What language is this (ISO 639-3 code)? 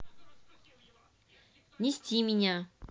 rus